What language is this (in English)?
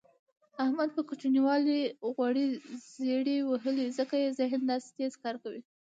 Pashto